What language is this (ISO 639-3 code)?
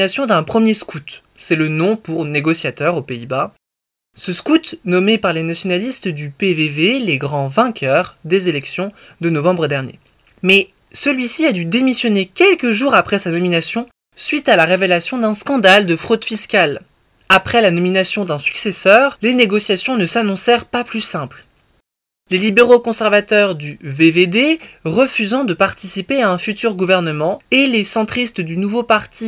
fra